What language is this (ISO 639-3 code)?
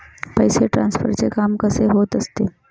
mar